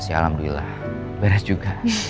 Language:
Indonesian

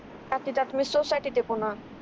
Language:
Marathi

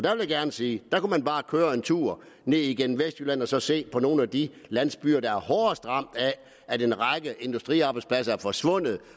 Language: Danish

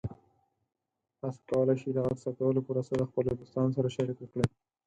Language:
Pashto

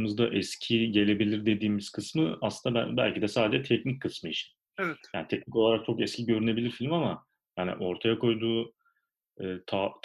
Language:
Turkish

